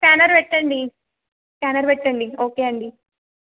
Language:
Telugu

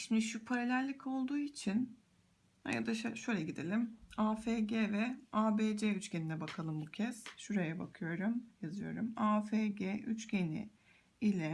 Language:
Turkish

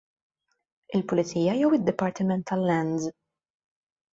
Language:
Maltese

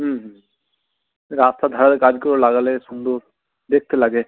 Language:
Bangla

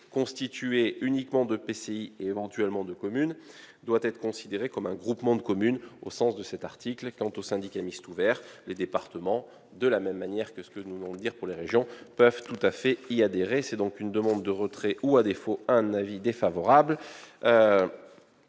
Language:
French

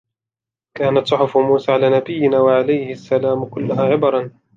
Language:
Arabic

